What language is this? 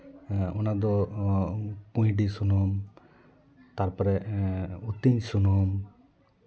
Santali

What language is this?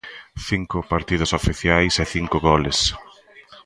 Galician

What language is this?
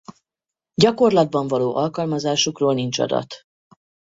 Hungarian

